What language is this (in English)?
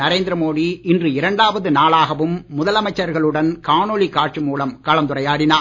Tamil